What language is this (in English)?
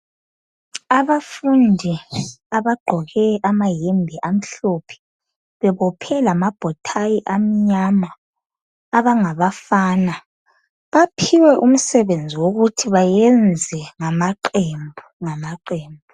North Ndebele